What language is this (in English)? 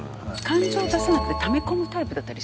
Japanese